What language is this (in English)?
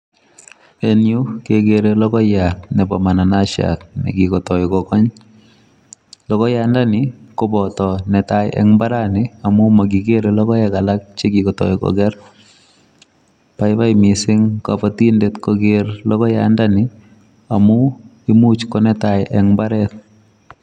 Kalenjin